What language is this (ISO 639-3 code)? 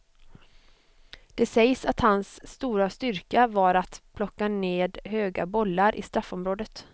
swe